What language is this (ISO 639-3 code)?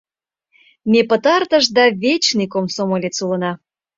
chm